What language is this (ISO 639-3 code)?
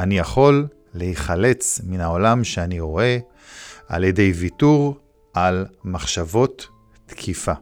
heb